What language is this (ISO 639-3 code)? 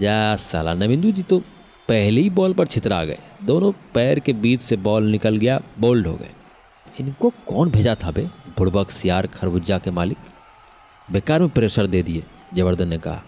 hin